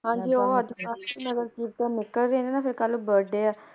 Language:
Punjabi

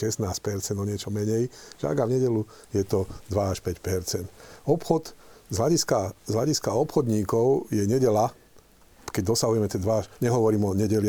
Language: Slovak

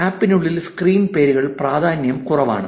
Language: Malayalam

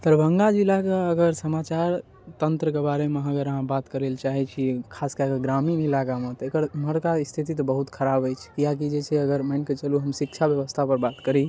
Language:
Maithili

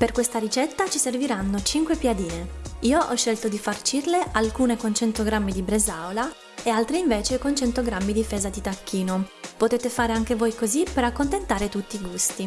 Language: Italian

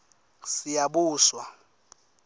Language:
Swati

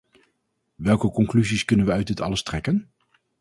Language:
Dutch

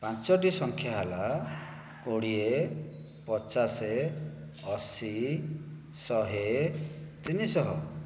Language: Odia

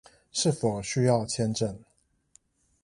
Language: Chinese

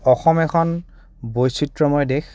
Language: Assamese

